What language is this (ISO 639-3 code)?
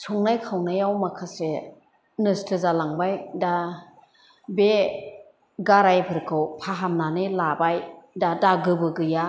brx